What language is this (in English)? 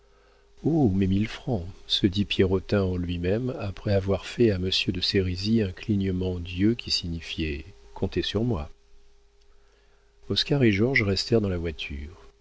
French